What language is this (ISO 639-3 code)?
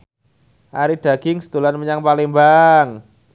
jav